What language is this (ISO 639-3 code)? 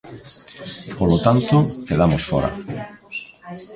glg